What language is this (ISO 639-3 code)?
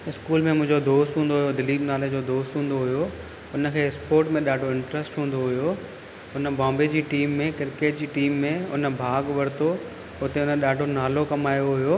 snd